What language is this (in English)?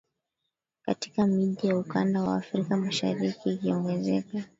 Swahili